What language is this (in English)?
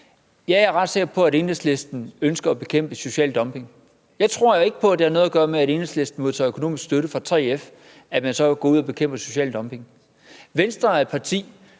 Danish